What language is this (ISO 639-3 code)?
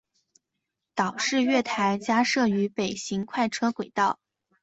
zho